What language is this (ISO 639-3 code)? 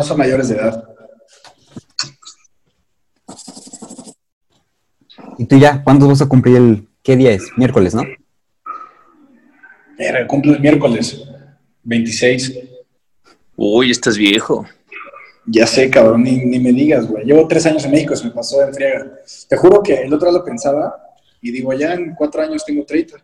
spa